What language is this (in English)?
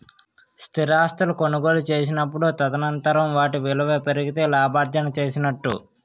Telugu